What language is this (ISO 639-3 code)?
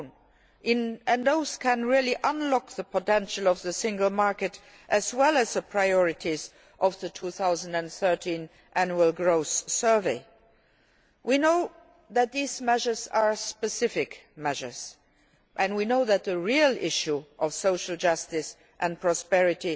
eng